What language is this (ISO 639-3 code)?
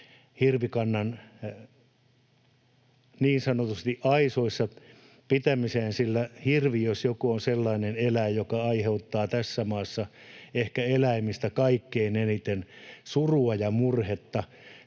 fin